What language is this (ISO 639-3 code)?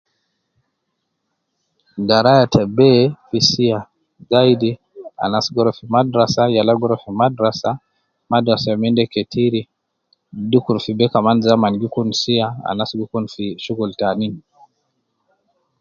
kcn